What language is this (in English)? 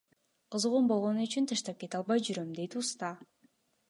Kyrgyz